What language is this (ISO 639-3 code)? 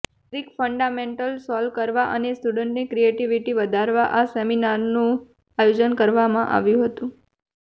guj